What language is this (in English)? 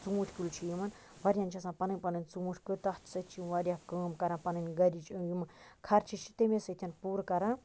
Kashmiri